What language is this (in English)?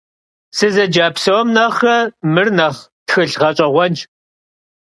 Kabardian